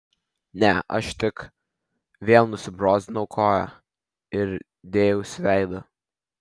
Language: Lithuanian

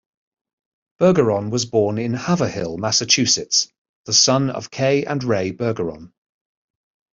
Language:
English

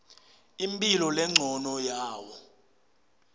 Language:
Swati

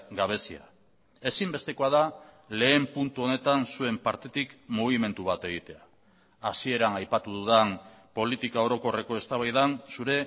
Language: Basque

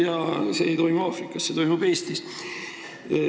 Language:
Estonian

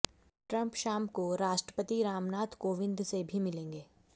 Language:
Hindi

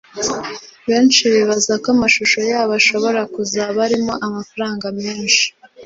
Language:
Kinyarwanda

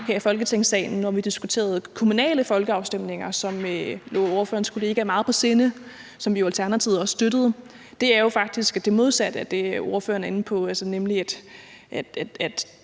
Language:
Danish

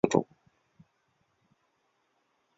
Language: Chinese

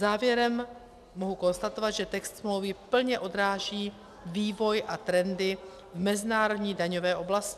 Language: Czech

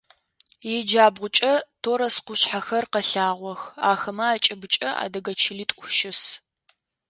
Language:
Adyghe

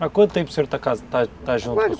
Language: Portuguese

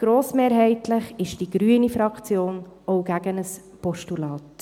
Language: Swiss German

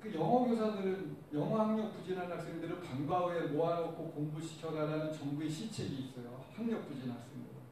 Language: Korean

